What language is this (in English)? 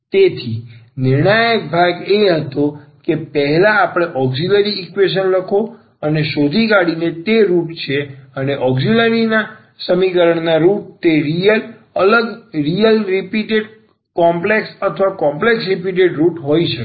Gujarati